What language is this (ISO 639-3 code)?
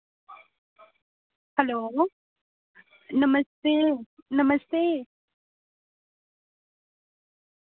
doi